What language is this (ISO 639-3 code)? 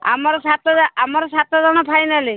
ori